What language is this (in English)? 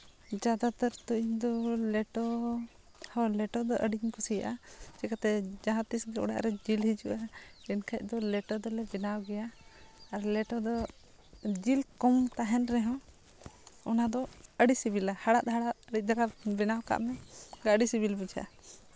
Santali